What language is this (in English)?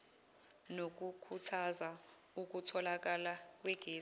Zulu